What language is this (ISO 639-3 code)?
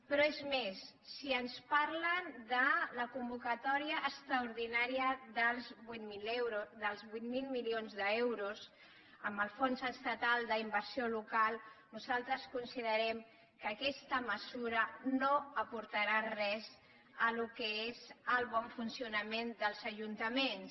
cat